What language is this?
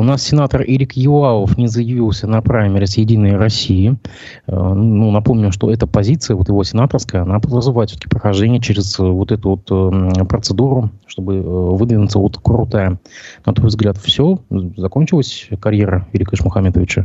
Russian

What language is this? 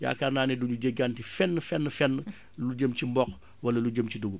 Wolof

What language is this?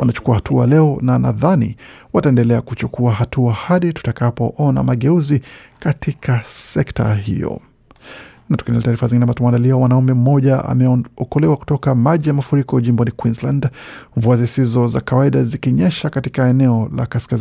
Swahili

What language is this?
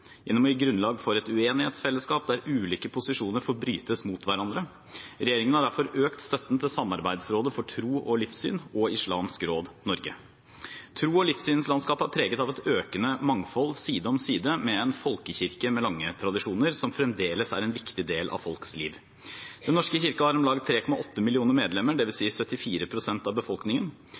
Norwegian Bokmål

